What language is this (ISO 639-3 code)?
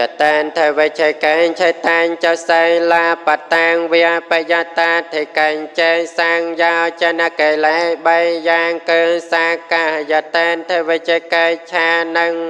vie